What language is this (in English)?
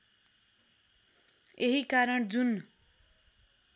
Nepali